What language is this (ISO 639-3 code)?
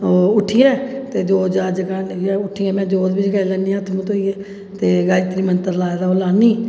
doi